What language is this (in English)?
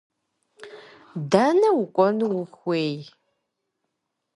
Kabardian